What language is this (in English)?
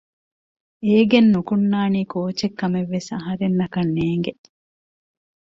Divehi